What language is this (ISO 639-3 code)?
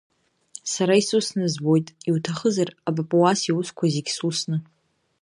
abk